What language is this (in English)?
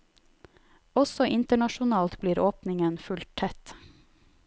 Norwegian